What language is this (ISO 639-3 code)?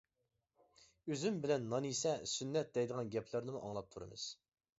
uig